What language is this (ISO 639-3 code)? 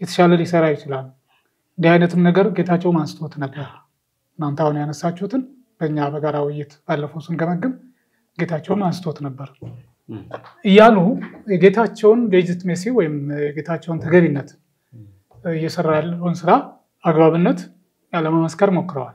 ara